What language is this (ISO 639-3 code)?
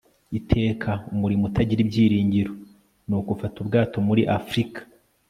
kin